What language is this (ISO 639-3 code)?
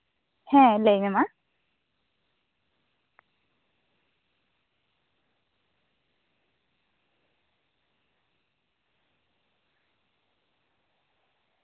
sat